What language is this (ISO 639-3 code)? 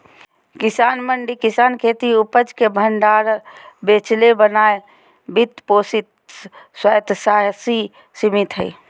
mag